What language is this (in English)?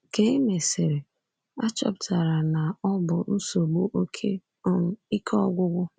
Igbo